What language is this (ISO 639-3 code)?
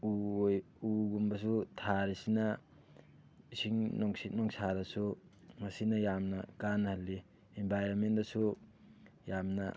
mni